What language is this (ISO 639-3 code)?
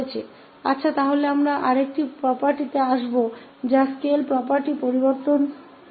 hin